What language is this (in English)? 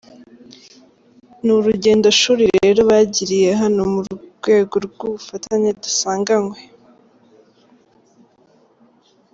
Kinyarwanda